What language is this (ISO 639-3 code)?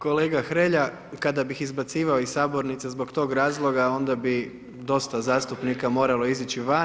hrv